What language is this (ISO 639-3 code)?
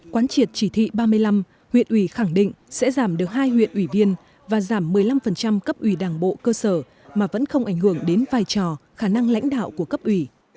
vie